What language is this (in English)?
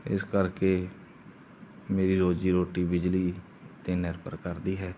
Punjabi